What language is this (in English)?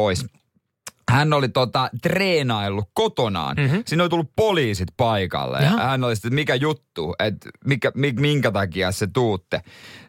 Finnish